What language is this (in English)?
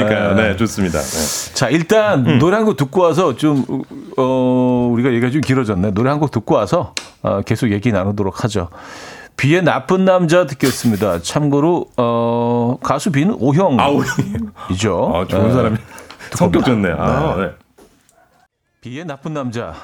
Korean